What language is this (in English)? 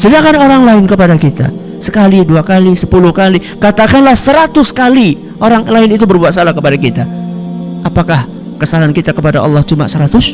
Indonesian